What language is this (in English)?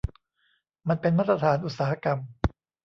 Thai